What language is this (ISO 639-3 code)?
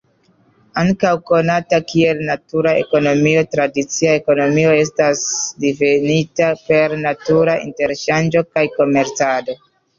epo